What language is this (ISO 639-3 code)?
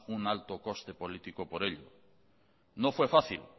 spa